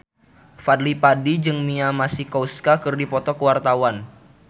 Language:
Sundanese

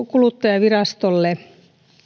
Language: Finnish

